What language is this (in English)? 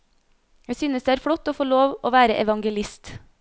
Norwegian